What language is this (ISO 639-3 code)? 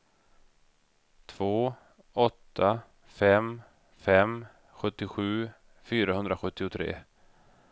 swe